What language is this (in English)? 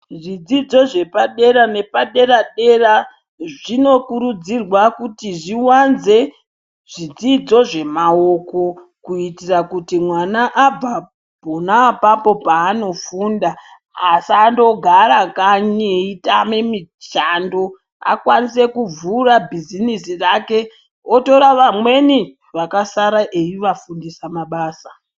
Ndau